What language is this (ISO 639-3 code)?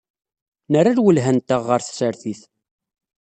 kab